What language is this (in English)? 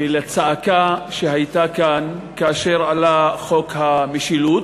Hebrew